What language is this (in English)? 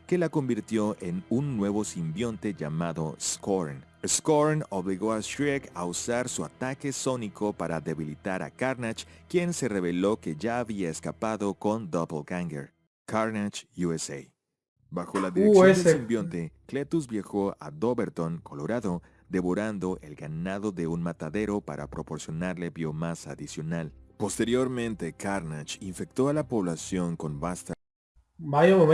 Spanish